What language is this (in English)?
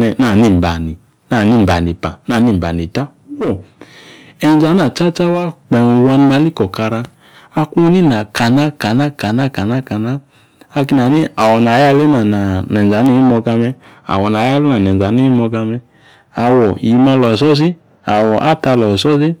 Yace